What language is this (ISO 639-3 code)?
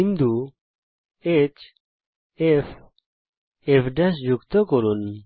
ben